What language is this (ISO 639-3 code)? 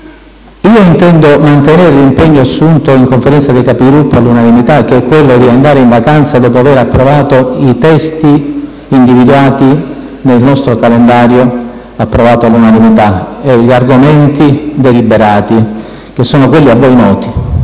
ita